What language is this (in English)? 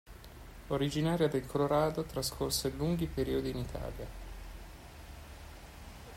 Italian